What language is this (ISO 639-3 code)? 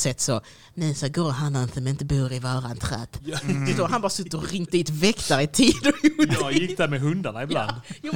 swe